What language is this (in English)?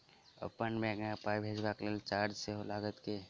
Maithili